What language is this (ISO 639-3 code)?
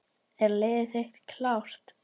isl